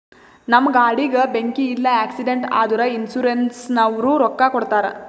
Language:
Kannada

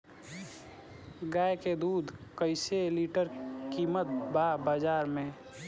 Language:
Bhojpuri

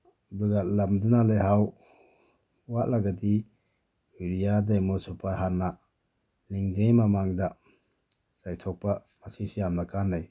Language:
Manipuri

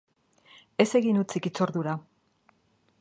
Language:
Basque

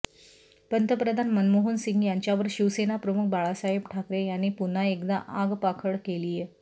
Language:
Marathi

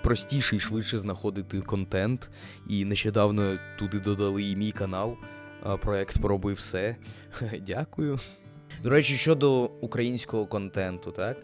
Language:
Ukrainian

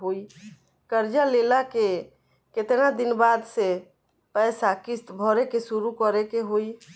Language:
Bhojpuri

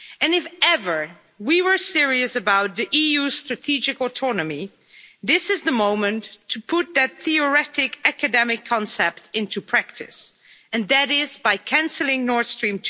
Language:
English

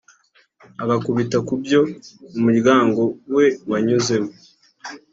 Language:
Kinyarwanda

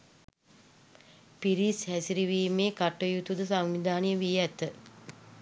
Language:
Sinhala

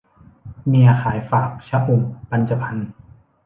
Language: Thai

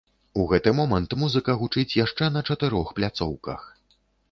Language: Belarusian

